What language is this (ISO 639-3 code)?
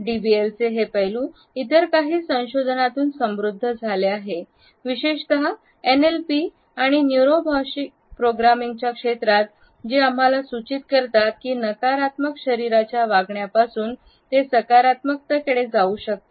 mar